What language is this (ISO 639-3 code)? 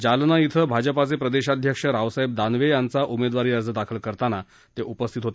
mar